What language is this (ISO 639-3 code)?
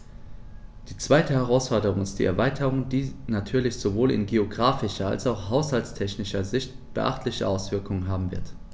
deu